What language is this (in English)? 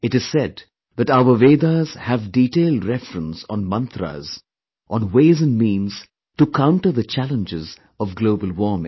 English